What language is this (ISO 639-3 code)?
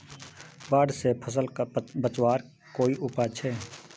mag